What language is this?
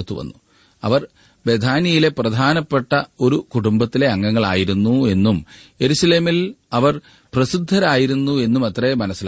Malayalam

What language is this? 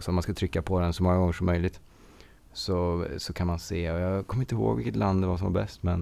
Swedish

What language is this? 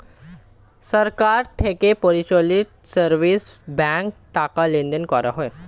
Bangla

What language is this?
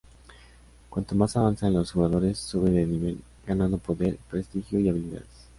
Spanish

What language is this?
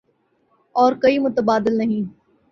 Urdu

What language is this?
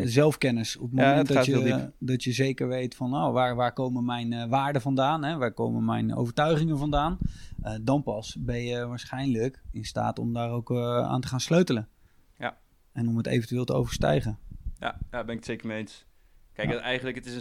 Dutch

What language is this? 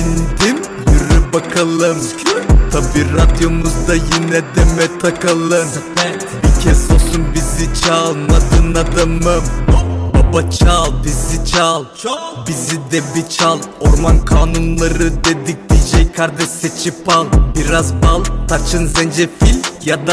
Turkish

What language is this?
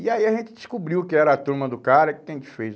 Portuguese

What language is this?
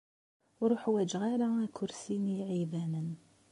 Kabyle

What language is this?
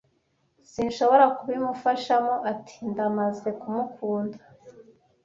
Kinyarwanda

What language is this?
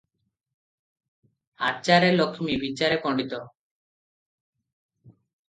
Odia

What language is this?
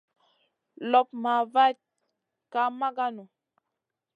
Masana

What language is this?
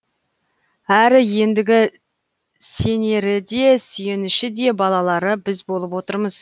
Kazakh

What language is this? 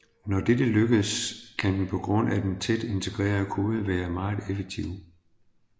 Danish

